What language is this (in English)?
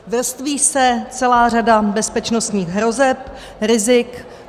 Czech